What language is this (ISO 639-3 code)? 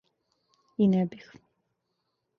srp